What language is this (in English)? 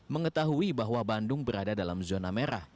Indonesian